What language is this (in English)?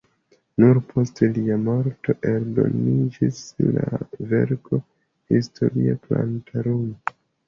Esperanto